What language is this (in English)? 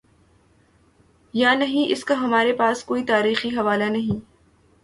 Urdu